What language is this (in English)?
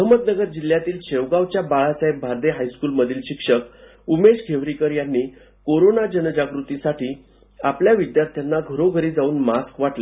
Marathi